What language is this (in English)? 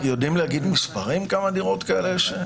Hebrew